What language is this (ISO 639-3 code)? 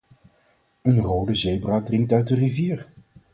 nld